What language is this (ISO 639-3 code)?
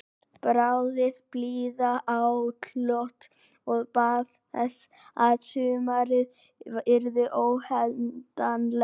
isl